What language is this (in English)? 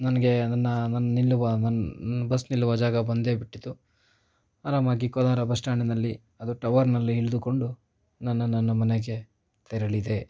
Kannada